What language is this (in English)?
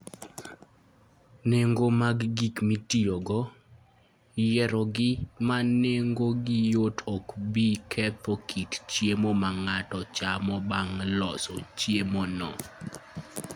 Luo (Kenya and Tanzania)